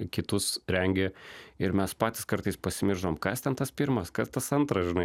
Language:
Lithuanian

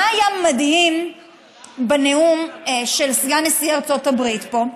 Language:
Hebrew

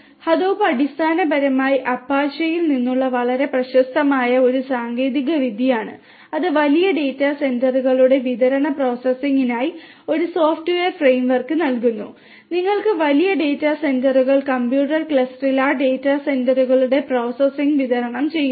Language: Malayalam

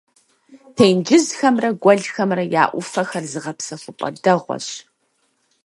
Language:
Kabardian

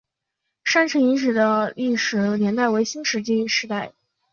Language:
Chinese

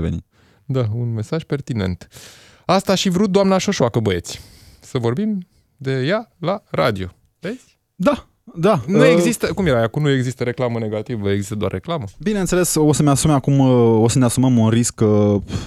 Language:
Romanian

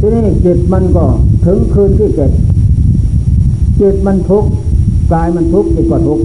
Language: Thai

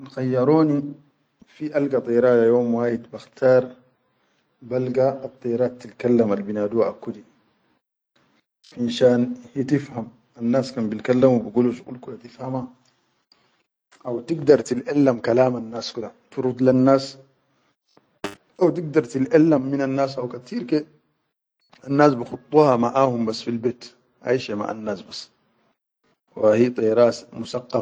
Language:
Chadian Arabic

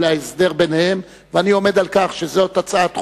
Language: Hebrew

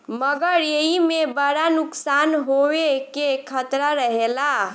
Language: Bhojpuri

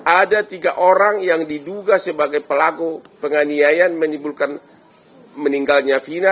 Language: Indonesian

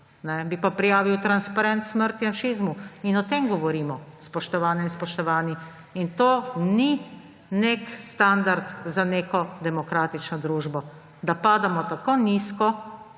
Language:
Slovenian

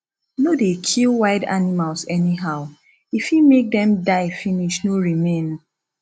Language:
Nigerian Pidgin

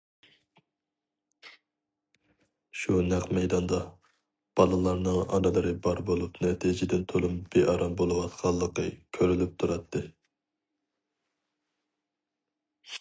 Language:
Uyghur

